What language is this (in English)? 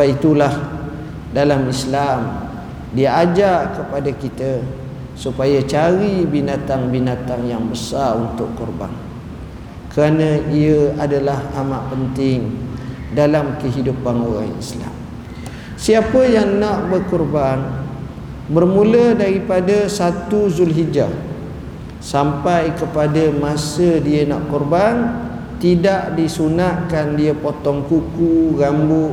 Malay